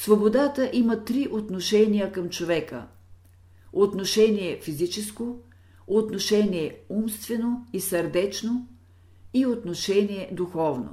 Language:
Bulgarian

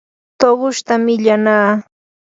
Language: Yanahuanca Pasco Quechua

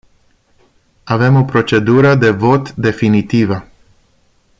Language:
Romanian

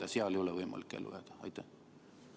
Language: Estonian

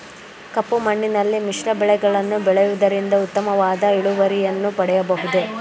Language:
Kannada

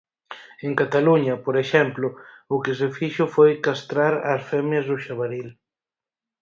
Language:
Galician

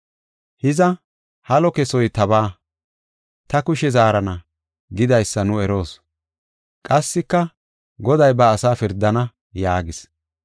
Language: Gofa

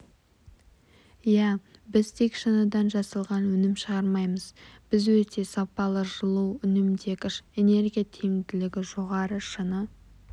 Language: Kazakh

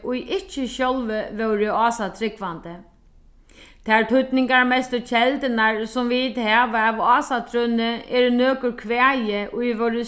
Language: Faroese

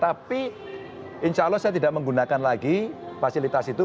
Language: Indonesian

